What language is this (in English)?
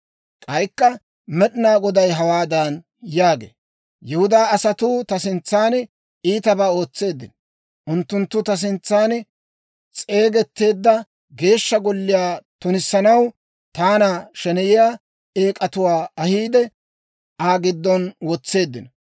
Dawro